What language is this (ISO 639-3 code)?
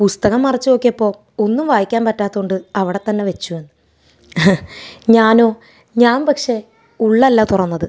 mal